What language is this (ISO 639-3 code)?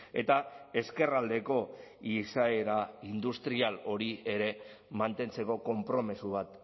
eus